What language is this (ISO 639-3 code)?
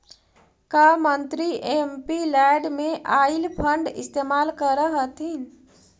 mag